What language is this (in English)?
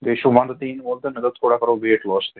Kashmiri